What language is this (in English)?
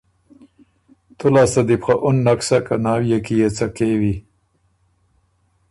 Ormuri